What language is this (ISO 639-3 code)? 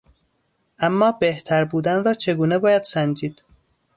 fas